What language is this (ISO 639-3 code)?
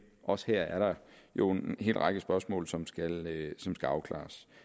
dan